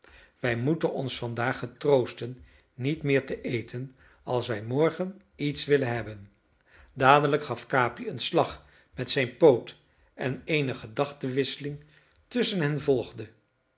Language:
Dutch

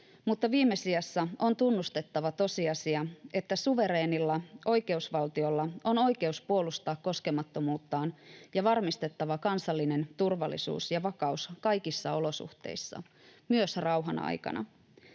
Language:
Finnish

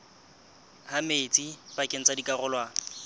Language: Southern Sotho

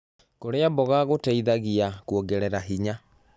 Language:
Kikuyu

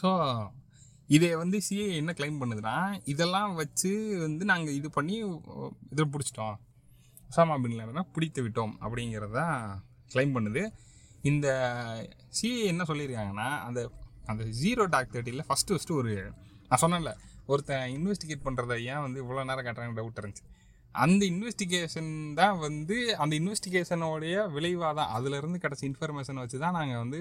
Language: Tamil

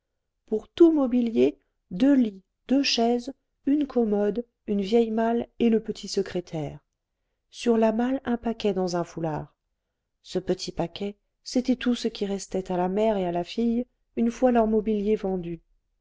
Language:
French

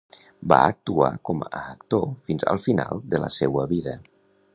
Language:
Catalan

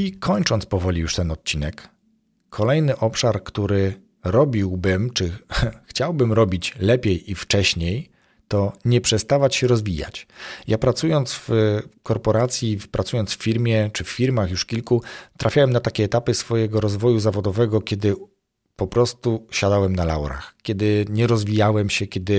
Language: Polish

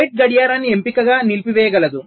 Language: Telugu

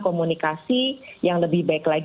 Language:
Indonesian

